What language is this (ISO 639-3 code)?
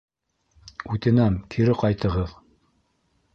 bak